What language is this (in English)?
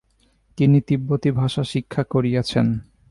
Bangla